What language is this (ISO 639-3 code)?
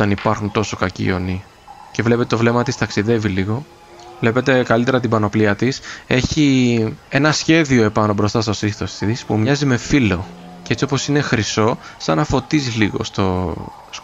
ell